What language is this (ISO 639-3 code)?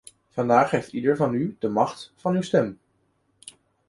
nld